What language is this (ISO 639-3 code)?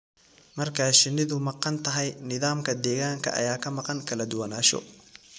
som